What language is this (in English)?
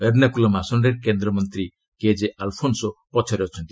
Odia